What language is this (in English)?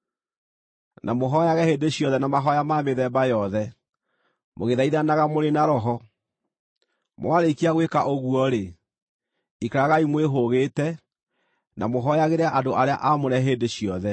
Kikuyu